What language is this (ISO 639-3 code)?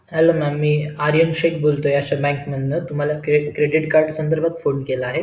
mar